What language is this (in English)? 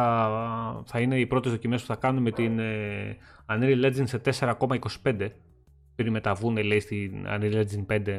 Greek